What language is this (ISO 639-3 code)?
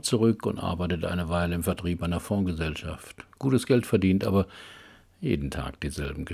deu